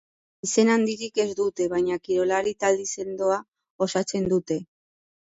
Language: Basque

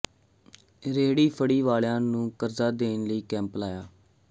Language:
Punjabi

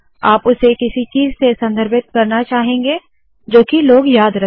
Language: Hindi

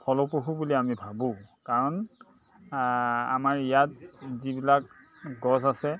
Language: Assamese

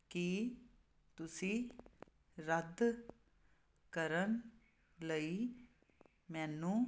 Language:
Punjabi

